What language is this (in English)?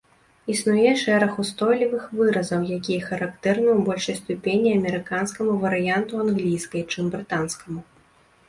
Belarusian